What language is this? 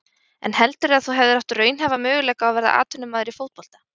Icelandic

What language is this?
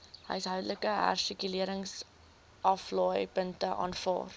Afrikaans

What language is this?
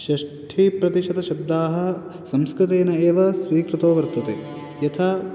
Sanskrit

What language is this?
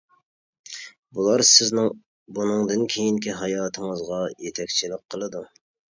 Uyghur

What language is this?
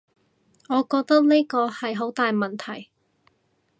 Cantonese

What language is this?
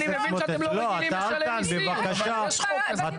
Hebrew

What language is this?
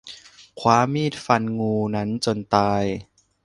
Thai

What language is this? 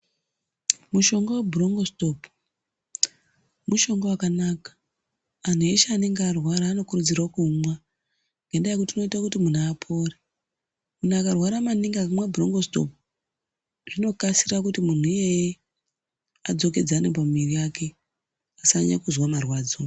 Ndau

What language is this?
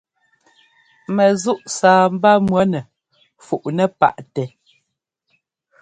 Ngomba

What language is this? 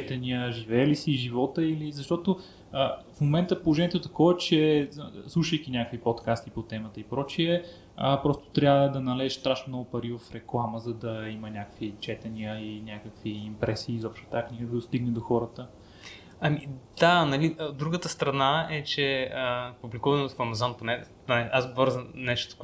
Bulgarian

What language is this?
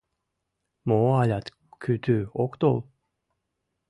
Mari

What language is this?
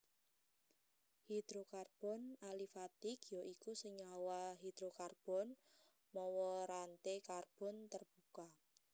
Javanese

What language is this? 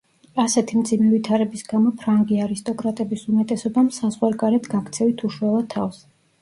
Georgian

